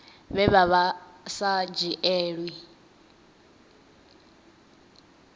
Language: Venda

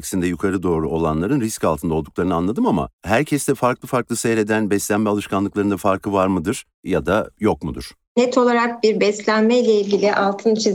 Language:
Turkish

